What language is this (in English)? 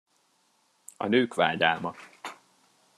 Hungarian